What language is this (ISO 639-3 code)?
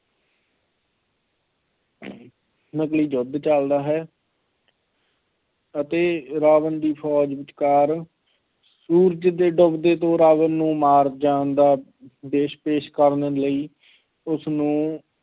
pan